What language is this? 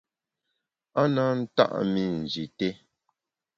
Bamun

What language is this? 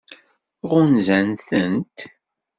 Kabyle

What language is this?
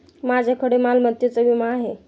Marathi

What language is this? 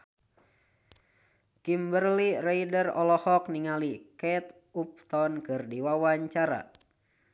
Sundanese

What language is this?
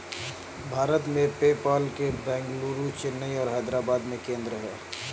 Hindi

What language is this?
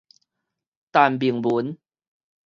Min Nan Chinese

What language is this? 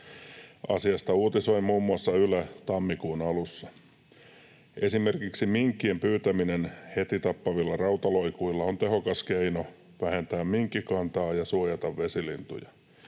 Finnish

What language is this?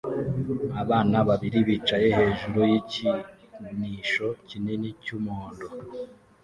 Kinyarwanda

